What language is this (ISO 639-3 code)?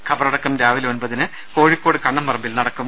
mal